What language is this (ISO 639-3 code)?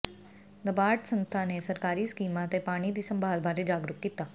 pan